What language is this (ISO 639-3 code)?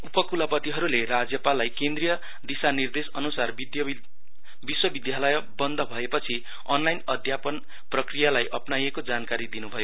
nep